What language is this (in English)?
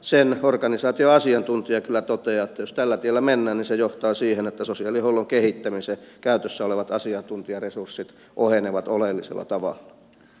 Finnish